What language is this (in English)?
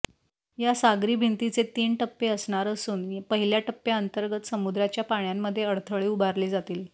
Marathi